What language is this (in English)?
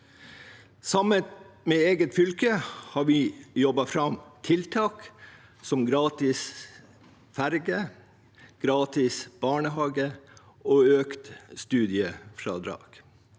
Norwegian